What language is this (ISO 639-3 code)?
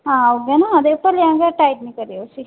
doi